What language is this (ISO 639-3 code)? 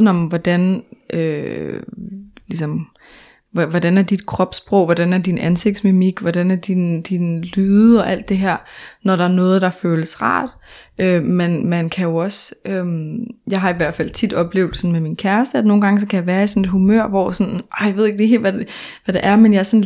dan